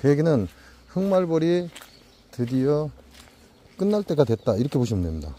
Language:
Korean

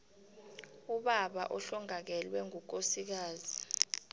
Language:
South Ndebele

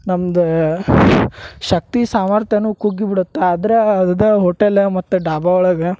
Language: Kannada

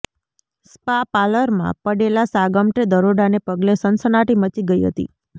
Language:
Gujarati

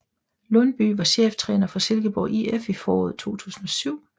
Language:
Danish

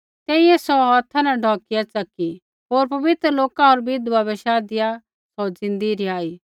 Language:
Kullu Pahari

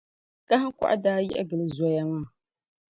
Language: Dagbani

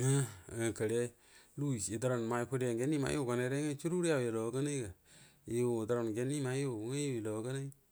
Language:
Buduma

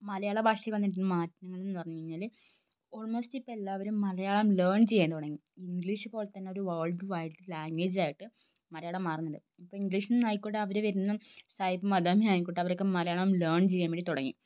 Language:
Malayalam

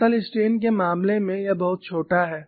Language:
Hindi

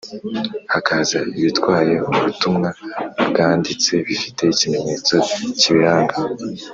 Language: Kinyarwanda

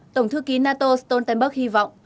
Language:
Vietnamese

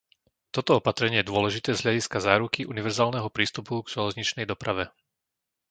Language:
Slovak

